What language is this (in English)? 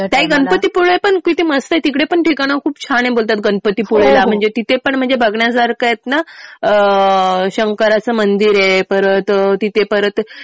Marathi